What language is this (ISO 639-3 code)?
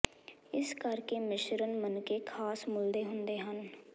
pan